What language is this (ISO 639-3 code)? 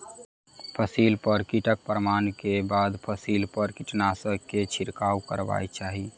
mai